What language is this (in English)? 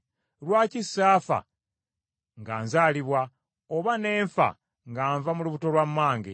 Ganda